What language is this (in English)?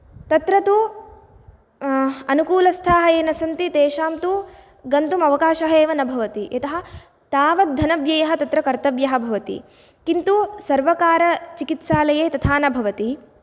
Sanskrit